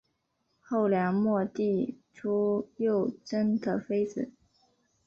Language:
Chinese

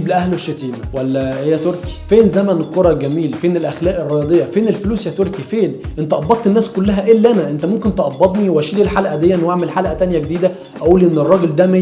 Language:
Arabic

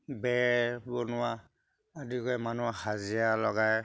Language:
Assamese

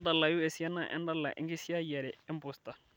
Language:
Masai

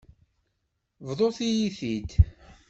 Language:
Kabyle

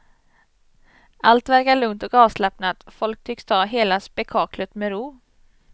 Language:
Swedish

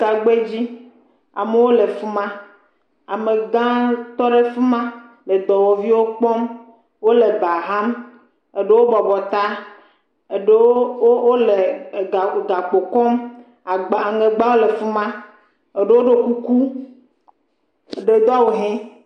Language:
Ewe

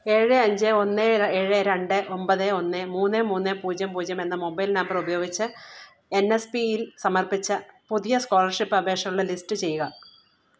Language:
Malayalam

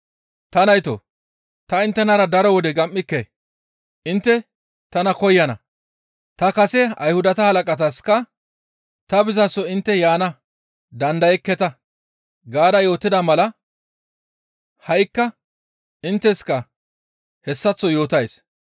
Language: Gamo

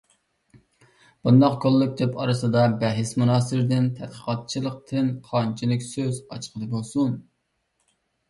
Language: Uyghur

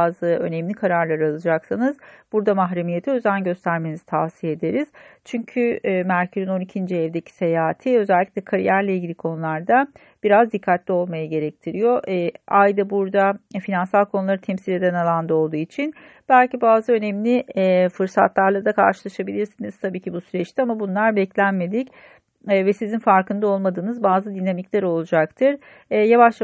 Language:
Turkish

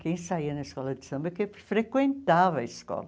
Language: Portuguese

